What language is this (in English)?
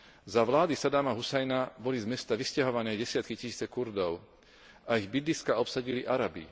Slovak